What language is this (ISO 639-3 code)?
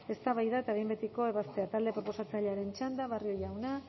eus